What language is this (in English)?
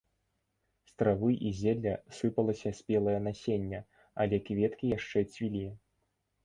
Belarusian